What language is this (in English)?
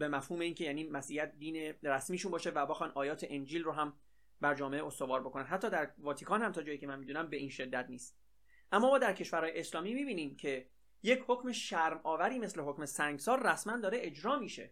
Persian